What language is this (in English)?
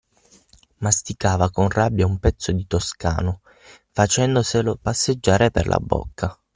Italian